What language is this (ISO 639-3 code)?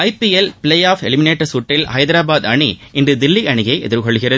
tam